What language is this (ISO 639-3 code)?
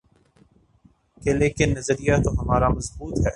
urd